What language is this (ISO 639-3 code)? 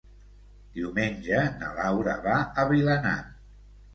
cat